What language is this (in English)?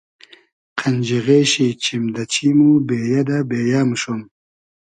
Hazaragi